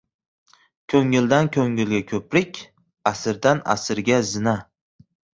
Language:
Uzbek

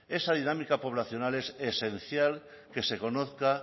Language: Spanish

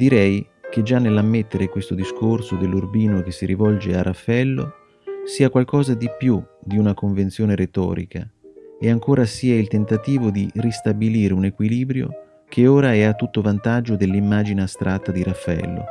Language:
Italian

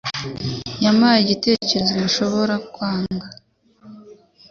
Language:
Kinyarwanda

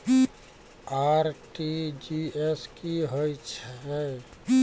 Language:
Maithili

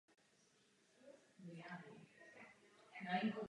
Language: Czech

